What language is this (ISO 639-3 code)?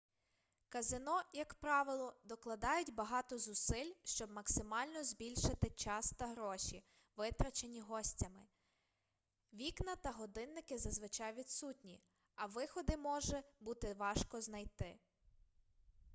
ukr